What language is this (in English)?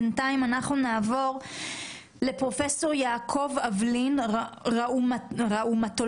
Hebrew